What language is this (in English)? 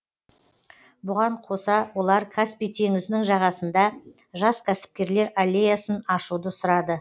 Kazakh